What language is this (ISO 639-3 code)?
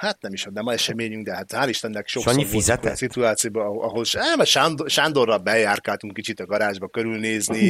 hun